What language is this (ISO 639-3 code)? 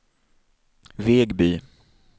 swe